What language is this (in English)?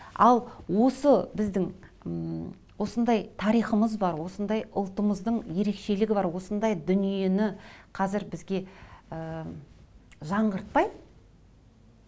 Kazakh